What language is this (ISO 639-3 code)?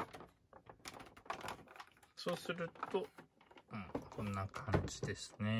jpn